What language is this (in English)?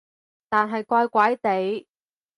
Cantonese